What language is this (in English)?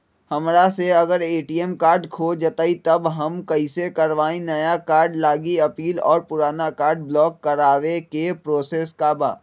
Magahi